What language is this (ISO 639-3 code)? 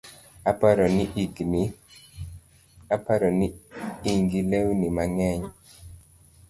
luo